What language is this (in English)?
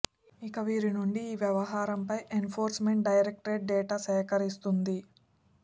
Telugu